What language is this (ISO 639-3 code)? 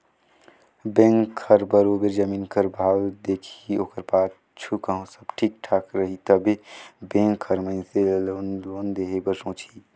hne